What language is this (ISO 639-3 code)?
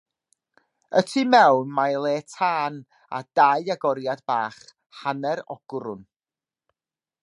cym